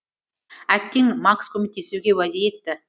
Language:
Kazakh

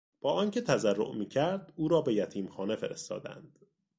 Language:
Persian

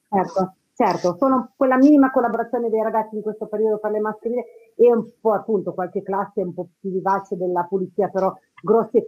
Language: Italian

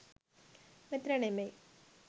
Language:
Sinhala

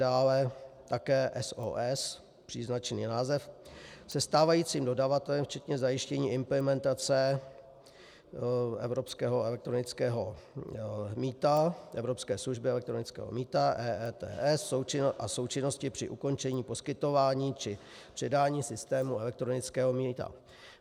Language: Czech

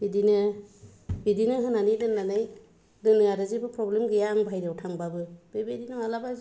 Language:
Bodo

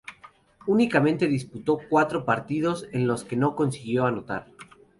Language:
Spanish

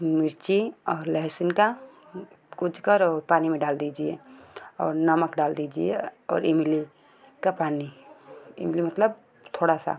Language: Hindi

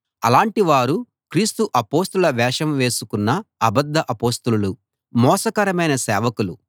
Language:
Telugu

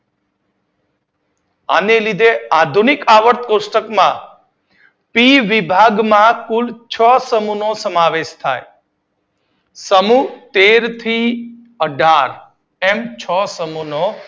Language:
Gujarati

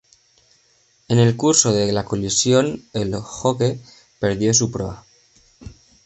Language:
Spanish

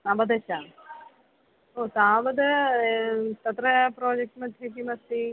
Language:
Sanskrit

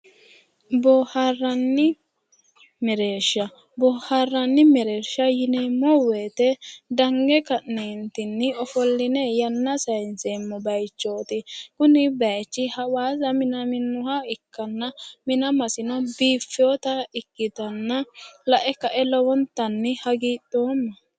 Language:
Sidamo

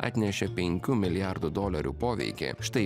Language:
Lithuanian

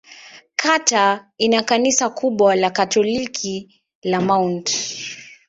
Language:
Swahili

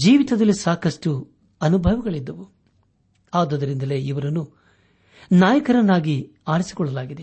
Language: Kannada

